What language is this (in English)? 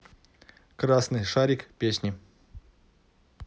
Russian